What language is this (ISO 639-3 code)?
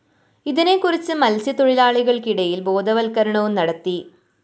mal